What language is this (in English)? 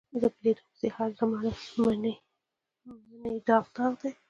Pashto